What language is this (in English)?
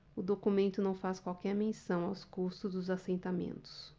Portuguese